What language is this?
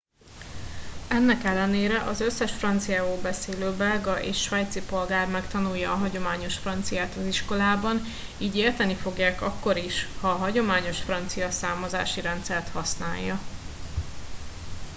Hungarian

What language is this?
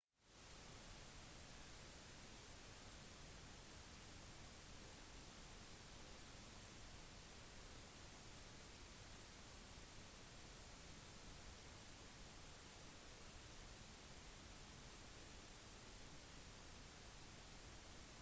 Norwegian Bokmål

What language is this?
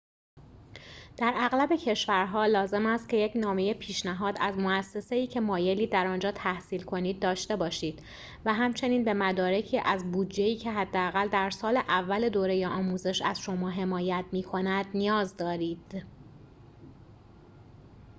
Persian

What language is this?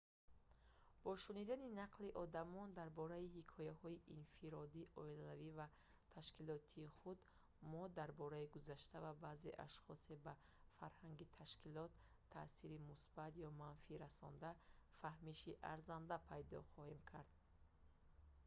Tajik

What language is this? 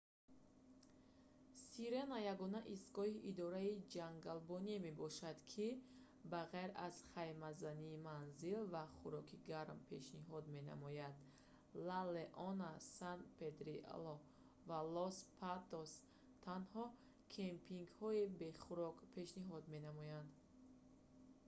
Tajik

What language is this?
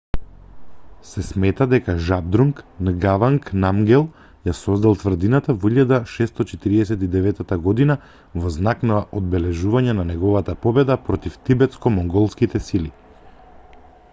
Macedonian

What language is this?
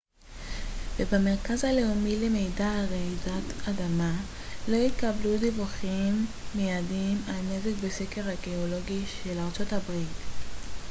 Hebrew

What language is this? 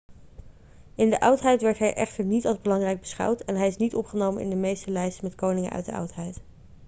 Dutch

